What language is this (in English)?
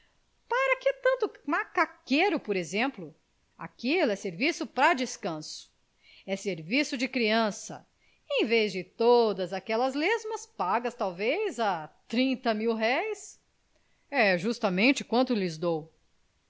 Portuguese